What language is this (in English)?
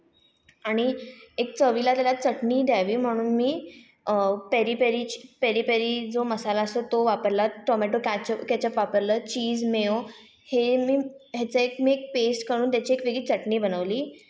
Marathi